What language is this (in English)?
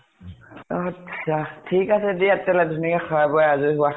Assamese